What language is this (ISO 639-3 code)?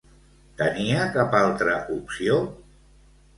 cat